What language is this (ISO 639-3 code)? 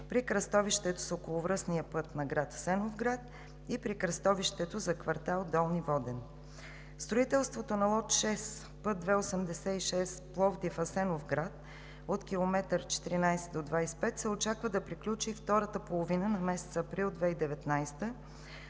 bul